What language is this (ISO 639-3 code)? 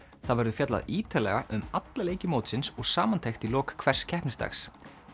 isl